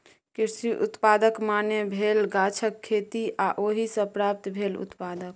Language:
Maithili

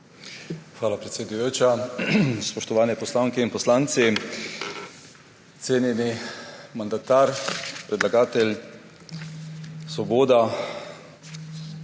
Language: Slovenian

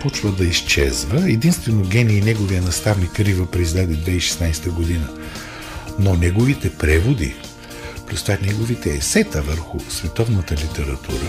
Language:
Bulgarian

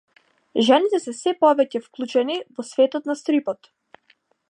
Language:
Macedonian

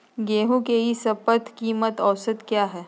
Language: Magahi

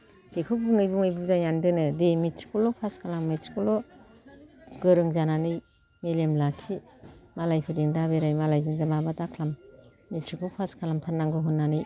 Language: Bodo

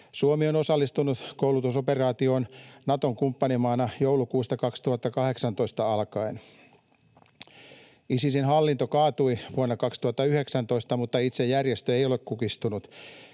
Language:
Finnish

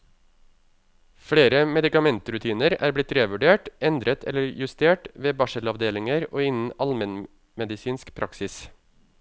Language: Norwegian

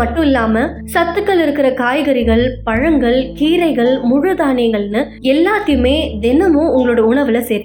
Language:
Tamil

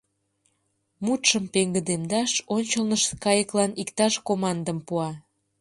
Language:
Mari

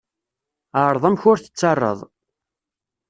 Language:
Kabyle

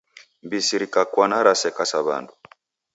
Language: Taita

